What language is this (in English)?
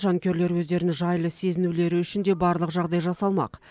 Kazakh